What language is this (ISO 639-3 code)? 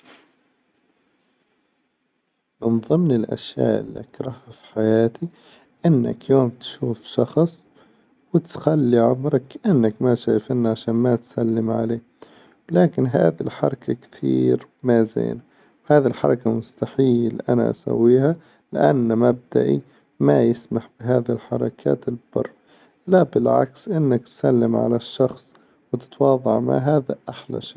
acw